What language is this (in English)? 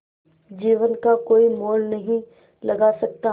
Hindi